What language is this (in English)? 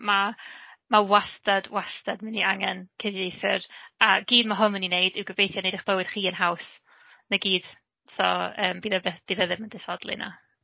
Welsh